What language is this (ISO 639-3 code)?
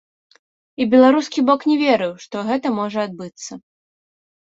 bel